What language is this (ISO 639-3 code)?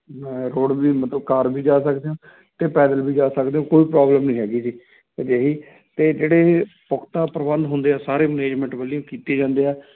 pan